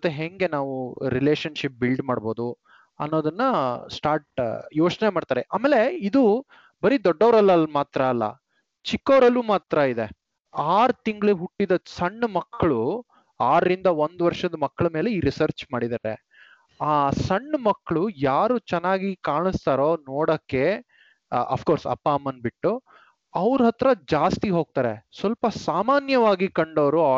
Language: Kannada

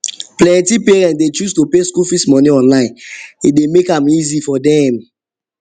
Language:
Nigerian Pidgin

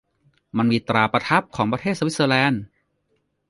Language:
Thai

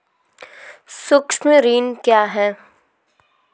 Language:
Maithili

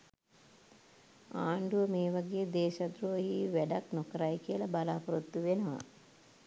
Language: Sinhala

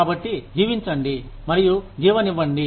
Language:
Telugu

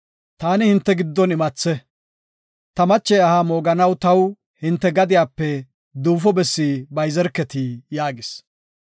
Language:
Gofa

